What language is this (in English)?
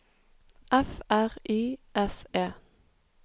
Norwegian